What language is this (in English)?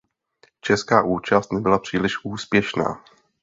Czech